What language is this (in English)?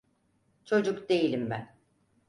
Turkish